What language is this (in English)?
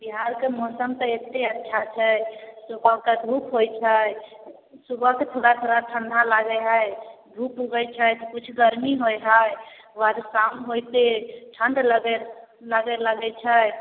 Maithili